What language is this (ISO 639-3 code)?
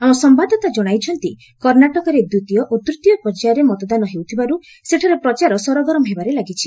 ori